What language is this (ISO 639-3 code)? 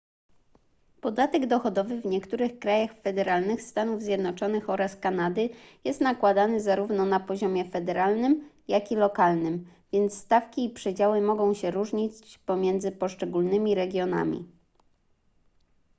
pol